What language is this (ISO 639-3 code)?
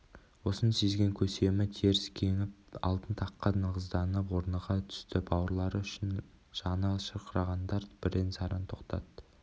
kaz